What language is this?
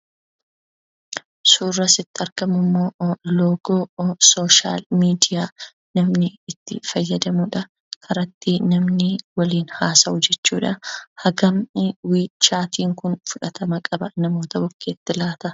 Oromo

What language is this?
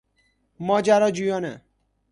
Persian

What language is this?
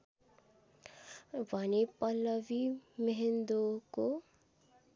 Nepali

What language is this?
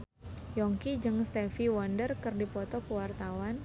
Sundanese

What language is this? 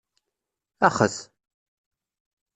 Kabyle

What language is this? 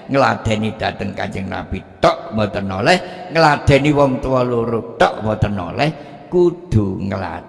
Indonesian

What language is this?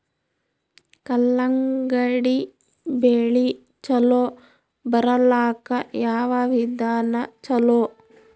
Kannada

